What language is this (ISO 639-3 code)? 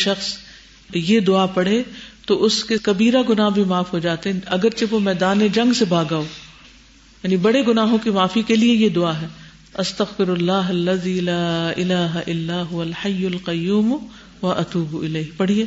urd